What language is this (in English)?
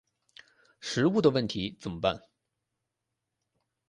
Chinese